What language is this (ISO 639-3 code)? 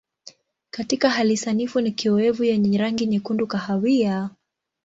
swa